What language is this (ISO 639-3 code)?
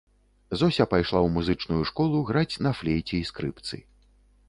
bel